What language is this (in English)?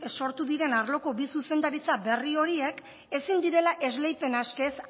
Basque